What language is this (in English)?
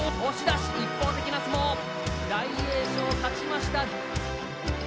Japanese